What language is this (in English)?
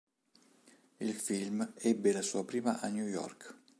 Italian